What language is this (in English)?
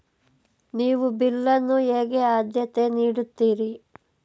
Kannada